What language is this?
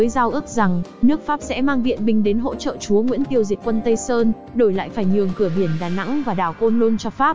Vietnamese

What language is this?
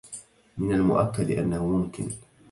Arabic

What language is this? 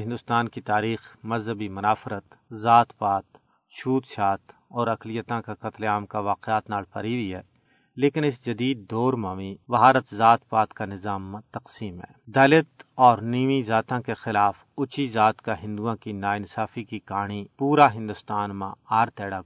Urdu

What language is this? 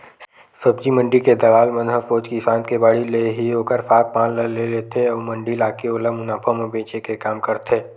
Chhattisgarhi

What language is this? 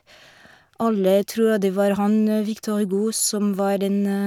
Norwegian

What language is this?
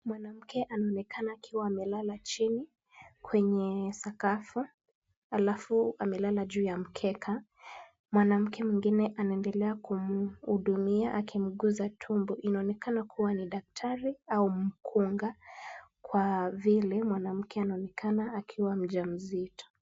Swahili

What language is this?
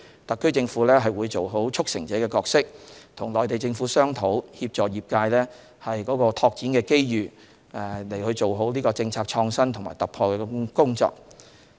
Cantonese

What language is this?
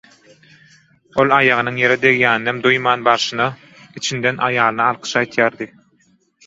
Turkmen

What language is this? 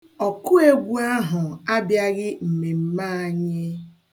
Igbo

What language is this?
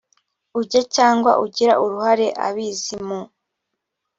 Kinyarwanda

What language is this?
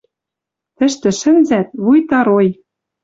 Western Mari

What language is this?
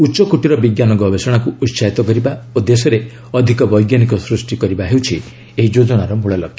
Odia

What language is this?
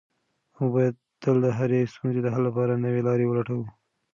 Pashto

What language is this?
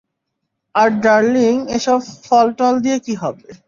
Bangla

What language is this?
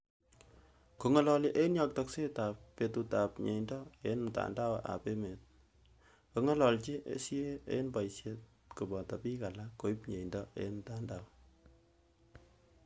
Kalenjin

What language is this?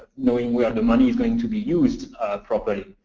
English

